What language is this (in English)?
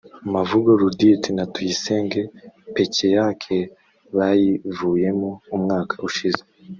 Kinyarwanda